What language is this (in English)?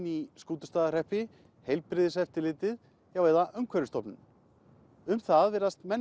Icelandic